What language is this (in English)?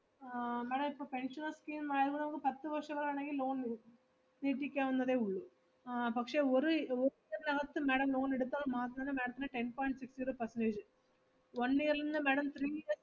Malayalam